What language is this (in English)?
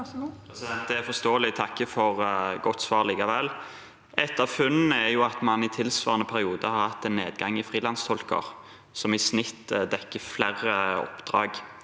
Norwegian